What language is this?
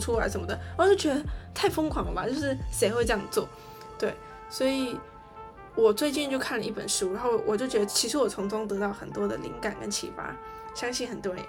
Chinese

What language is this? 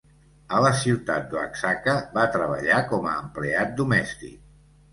Catalan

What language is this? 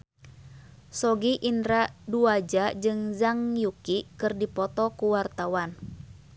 Sundanese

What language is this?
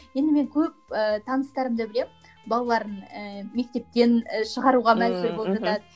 Kazakh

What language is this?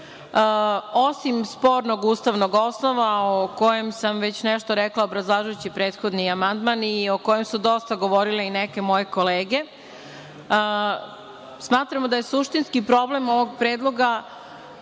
Serbian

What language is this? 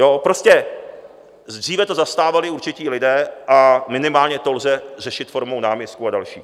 Czech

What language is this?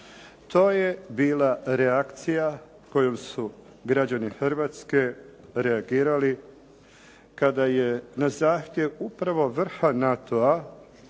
Croatian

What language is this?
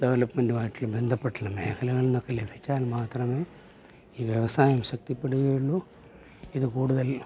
Malayalam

